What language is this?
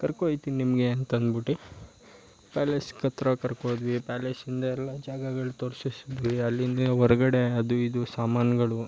Kannada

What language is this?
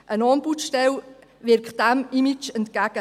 Swiss German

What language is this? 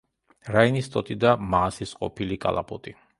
Georgian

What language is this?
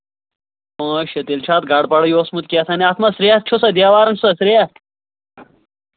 Kashmiri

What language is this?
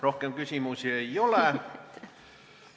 Estonian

